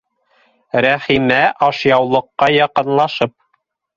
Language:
Bashkir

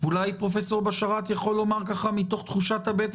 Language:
Hebrew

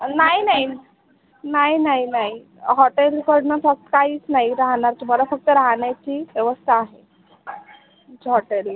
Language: Marathi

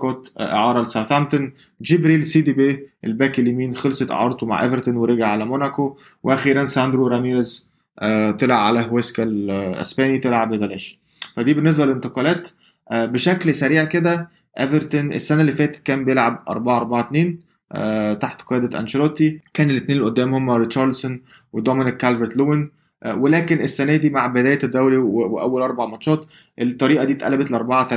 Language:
Arabic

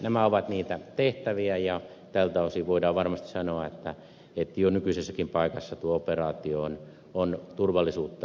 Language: Finnish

